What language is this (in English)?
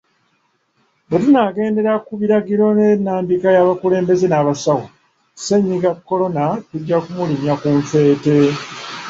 Ganda